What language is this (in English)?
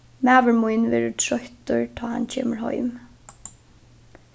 Faroese